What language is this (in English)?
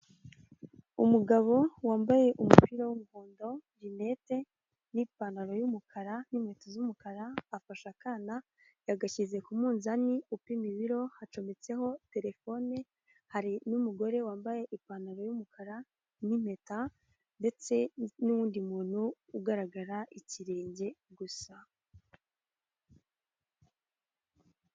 Kinyarwanda